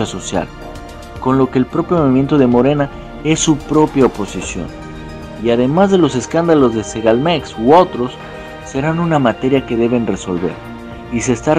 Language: Spanish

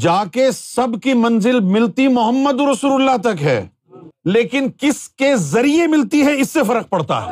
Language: Urdu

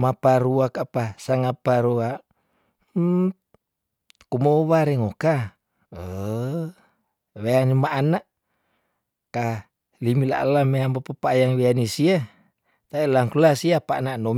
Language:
Tondano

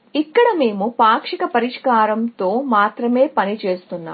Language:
Telugu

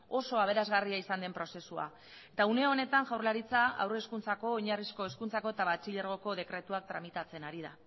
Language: Basque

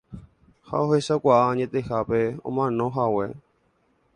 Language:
Guarani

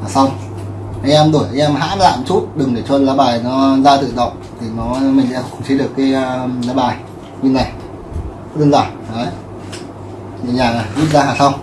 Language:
Vietnamese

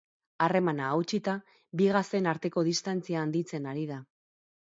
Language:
Basque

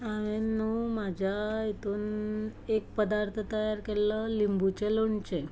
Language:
Konkani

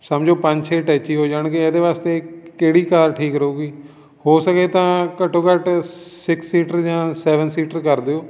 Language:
Punjabi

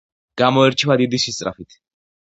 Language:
Georgian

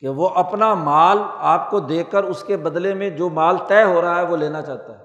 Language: Urdu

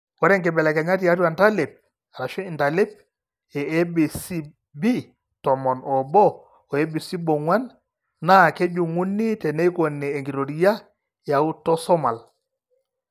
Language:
Masai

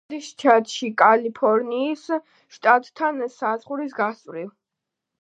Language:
Georgian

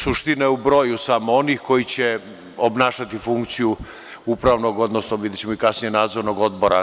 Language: Serbian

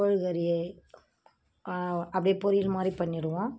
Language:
Tamil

